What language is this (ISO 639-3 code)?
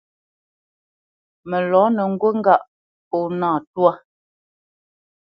bce